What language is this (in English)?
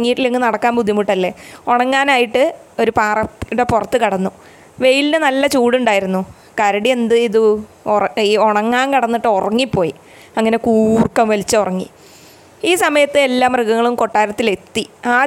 Malayalam